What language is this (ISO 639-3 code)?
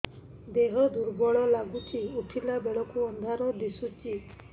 ori